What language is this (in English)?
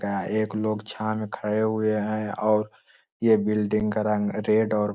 Magahi